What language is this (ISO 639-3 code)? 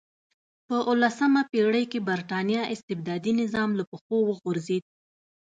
pus